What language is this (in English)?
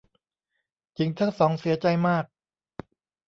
Thai